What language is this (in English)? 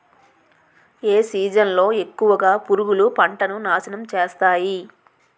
Telugu